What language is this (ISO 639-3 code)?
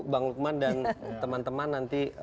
ind